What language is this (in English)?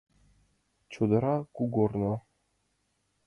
Mari